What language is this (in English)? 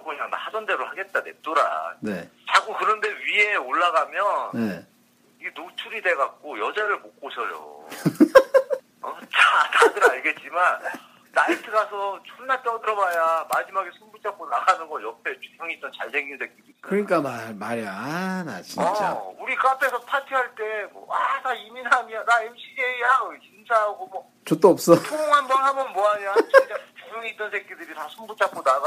Korean